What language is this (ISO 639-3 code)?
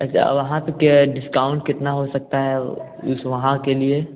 hin